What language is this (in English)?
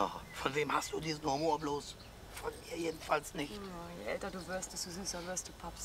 German